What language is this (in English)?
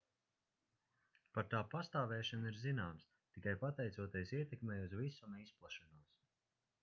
Latvian